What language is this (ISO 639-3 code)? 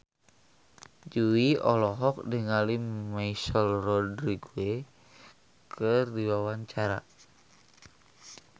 sun